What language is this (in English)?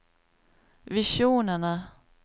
Norwegian